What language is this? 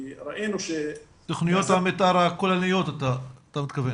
Hebrew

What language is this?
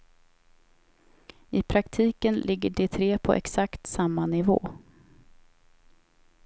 Swedish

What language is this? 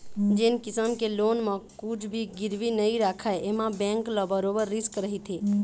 Chhattisgarhi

